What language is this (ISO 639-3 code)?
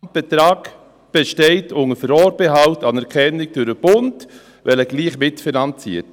gsw